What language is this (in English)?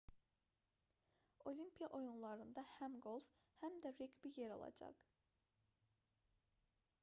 Azerbaijani